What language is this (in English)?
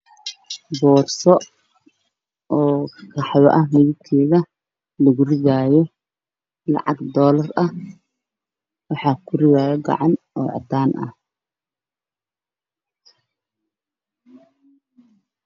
Somali